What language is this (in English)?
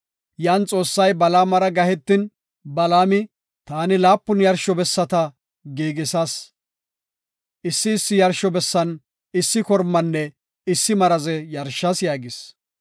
Gofa